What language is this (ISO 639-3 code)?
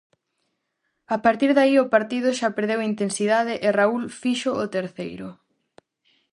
glg